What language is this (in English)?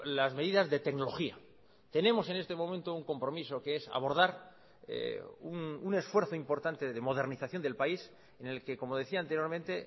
Spanish